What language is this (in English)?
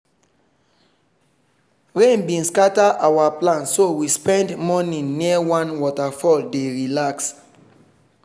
Nigerian Pidgin